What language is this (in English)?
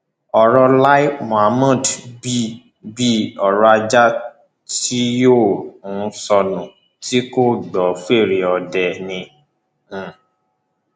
Yoruba